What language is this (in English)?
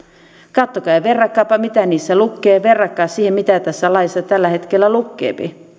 Finnish